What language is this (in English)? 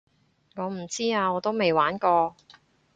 Cantonese